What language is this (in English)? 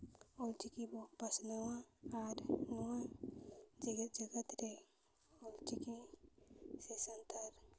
Santali